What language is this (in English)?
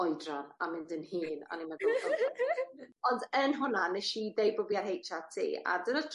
Welsh